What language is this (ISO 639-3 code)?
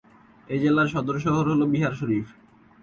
ben